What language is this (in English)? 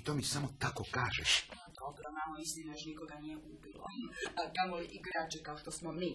Croatian